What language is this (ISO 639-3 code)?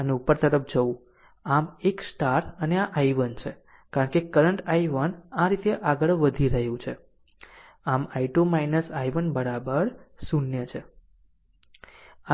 guj